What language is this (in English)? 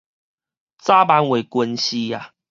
Min Nan Chinese